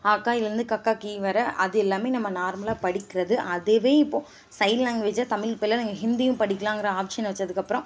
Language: Tamil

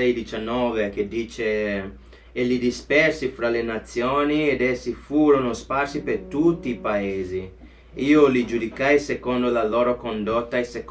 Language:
Italian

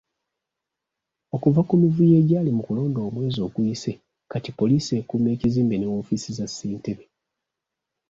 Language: Ganda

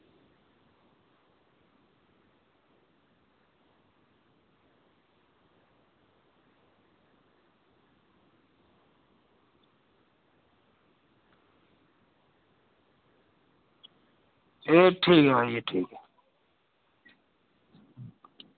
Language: Dogri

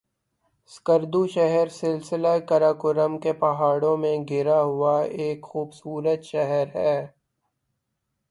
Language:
Urdu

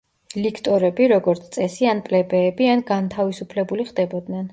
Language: Georgian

